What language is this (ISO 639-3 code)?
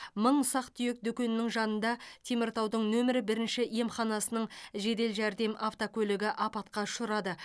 kaz